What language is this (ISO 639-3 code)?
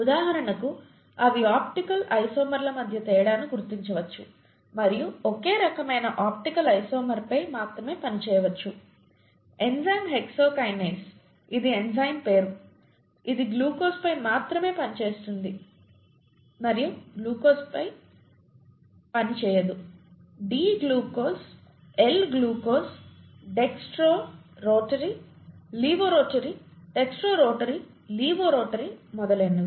tel